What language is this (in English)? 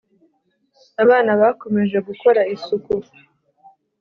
Kinyarwanda